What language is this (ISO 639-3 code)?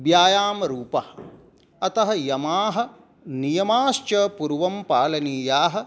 san